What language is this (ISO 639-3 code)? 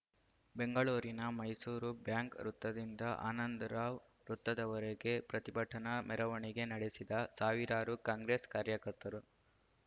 kan